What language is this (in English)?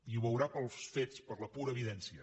Catalan